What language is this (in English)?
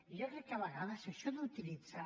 Catalan